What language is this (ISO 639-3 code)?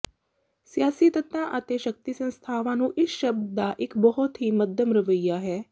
pan